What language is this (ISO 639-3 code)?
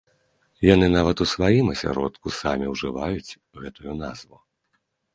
bel